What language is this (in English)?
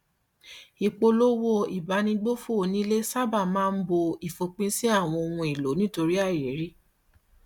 Yoruba